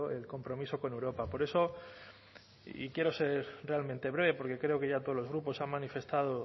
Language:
Spanish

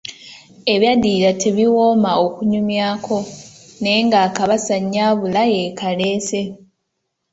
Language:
Ganda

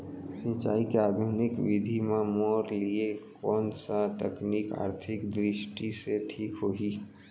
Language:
Chhattisgarhi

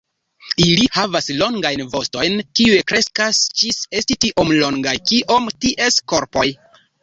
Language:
Esperanto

